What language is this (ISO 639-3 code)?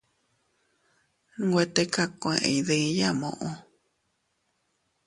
cut